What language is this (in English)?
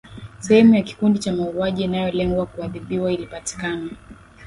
Swahili